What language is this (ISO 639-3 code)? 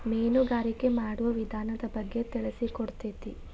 kan